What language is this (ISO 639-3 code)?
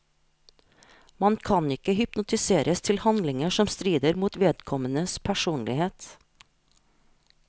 nor